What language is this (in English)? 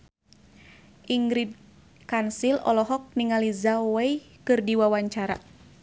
Sundanese